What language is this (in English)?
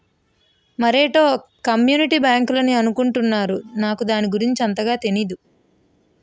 Telugu